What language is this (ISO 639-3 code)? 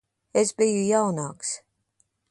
lav